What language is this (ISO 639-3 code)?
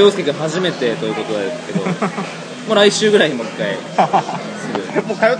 jpn